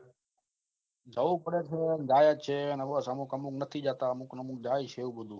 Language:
Gujarati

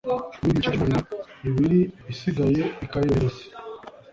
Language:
Kinyarwanda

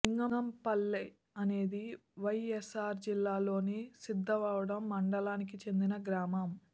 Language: Telugu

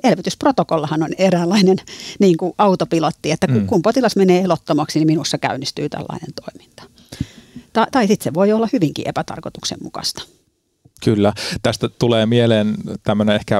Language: Finnish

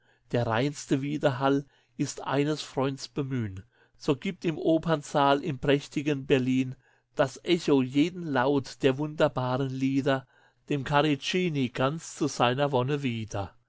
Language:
German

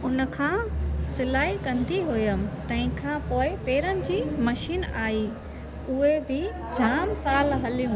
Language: Sindhi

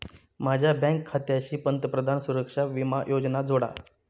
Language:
Marathi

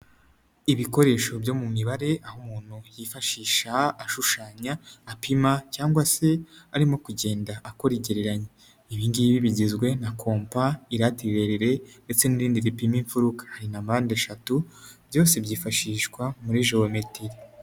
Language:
Kinyarwanda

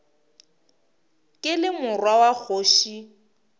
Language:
Northern Sotho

